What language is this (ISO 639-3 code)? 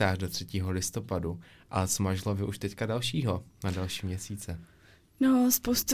ces